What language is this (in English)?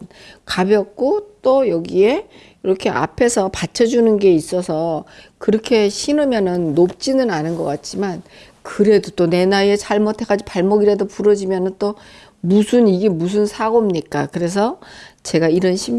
Korean